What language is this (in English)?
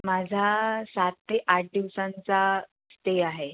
Marathi